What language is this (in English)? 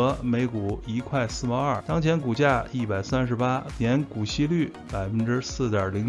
Chinese